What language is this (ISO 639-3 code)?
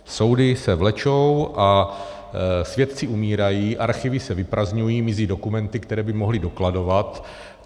ces